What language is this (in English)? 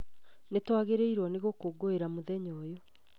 Kikuyu